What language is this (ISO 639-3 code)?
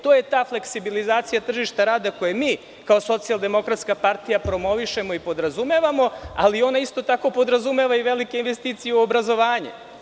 srp